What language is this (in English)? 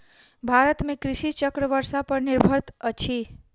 Maithili